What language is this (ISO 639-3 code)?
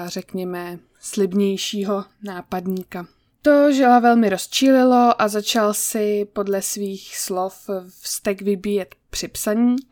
ces